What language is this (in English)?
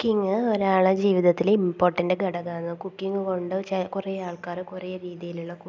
Malayalam